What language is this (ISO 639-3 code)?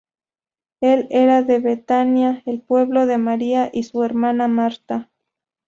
spa